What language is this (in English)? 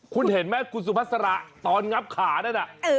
Thai